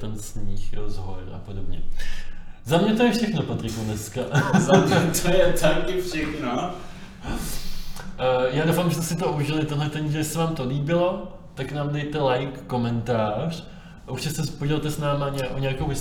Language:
Czech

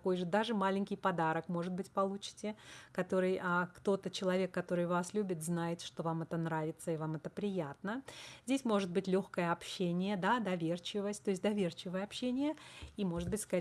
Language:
Russian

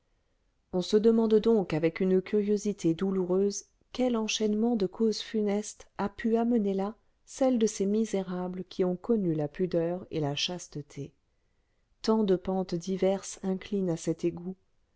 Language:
French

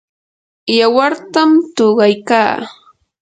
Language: Yanahuanca Pasco Quechua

